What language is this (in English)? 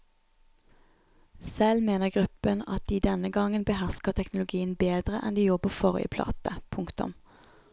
Norwegian